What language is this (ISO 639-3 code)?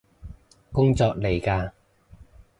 yue